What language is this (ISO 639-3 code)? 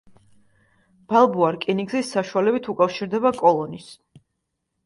kat